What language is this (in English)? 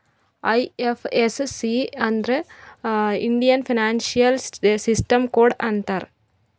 Kannada